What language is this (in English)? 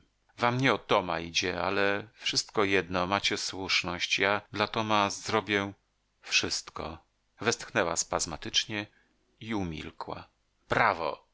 Polish